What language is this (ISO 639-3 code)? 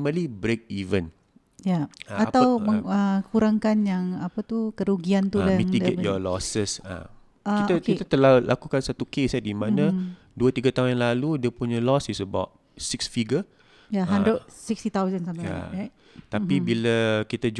msa